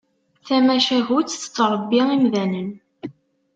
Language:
Kabyle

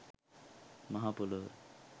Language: Sinhala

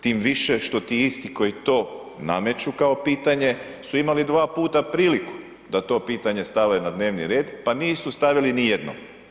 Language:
Croatian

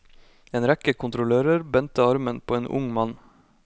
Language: Norwegian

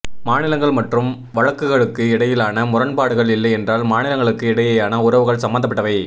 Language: Tamil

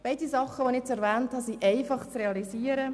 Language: Swiss German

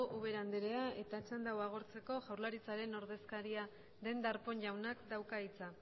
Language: Basque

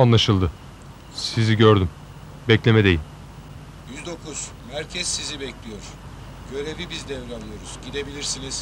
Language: Turkish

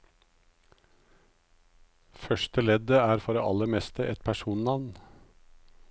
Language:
Norwegian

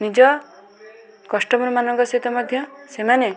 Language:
Odia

